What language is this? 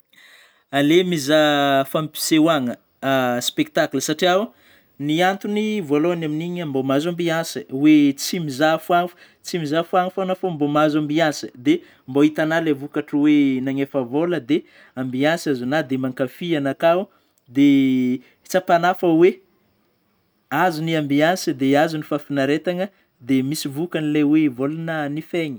Northern Betsimisaraka Malagasy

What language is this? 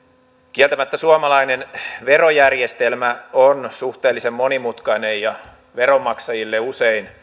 Finnish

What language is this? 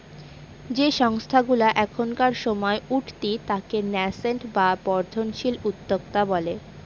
Bangla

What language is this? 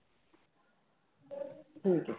Punjabi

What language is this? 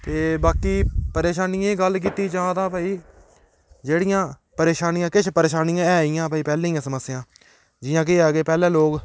Dogri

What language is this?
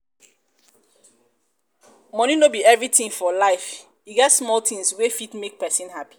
Nigerian Pidgin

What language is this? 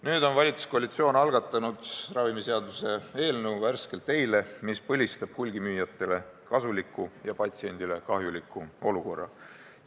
Estonian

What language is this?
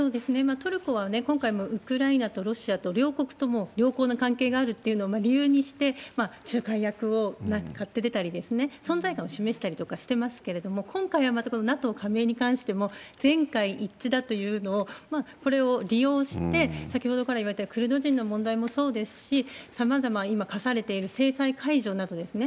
Japanese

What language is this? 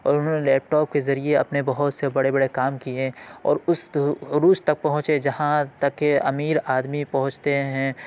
Urdu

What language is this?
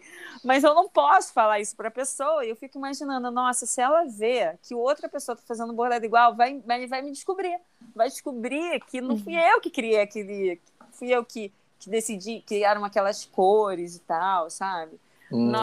Portuguese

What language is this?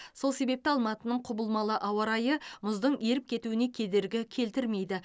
Kazakh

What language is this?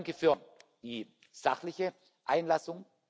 German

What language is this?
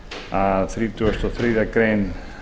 Icelandic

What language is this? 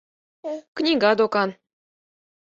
Mari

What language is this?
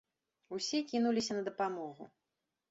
Belarusian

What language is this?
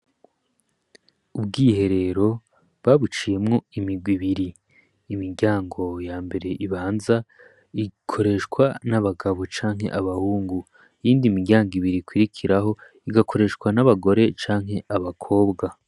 Rundi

